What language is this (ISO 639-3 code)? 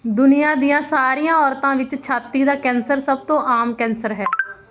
pan